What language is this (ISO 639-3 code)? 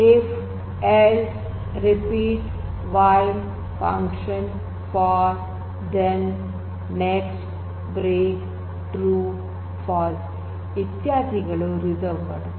kan